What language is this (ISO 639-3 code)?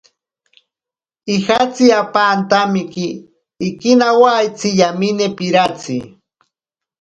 prq